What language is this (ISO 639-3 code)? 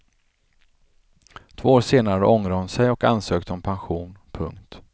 swe